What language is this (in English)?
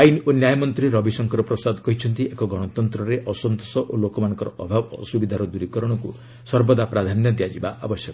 Odia